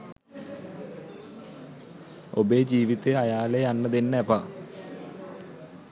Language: Sinhala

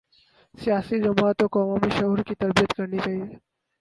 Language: Urdu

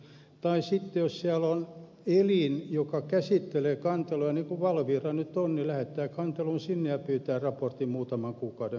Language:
Finnish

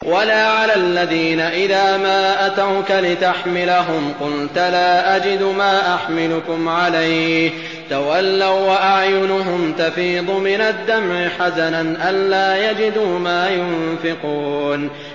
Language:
Arabic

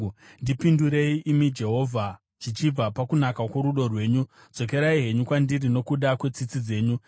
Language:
Shona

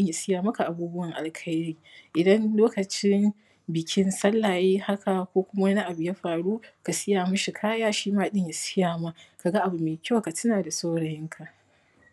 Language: Hausa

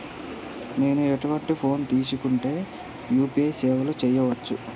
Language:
Telugu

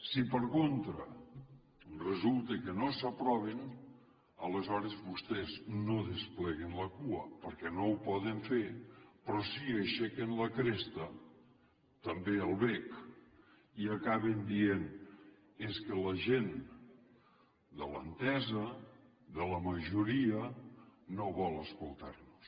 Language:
Catalan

